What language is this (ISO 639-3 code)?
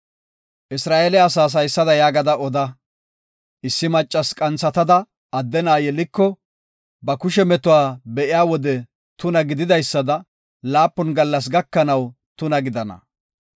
gof